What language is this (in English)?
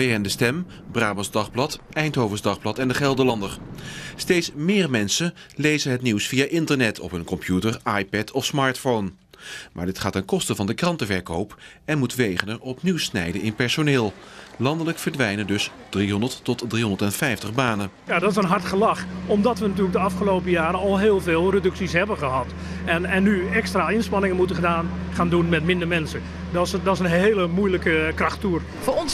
Dutch